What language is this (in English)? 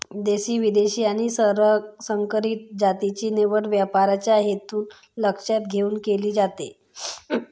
Marathi